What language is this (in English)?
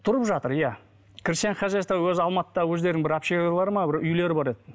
Kazakh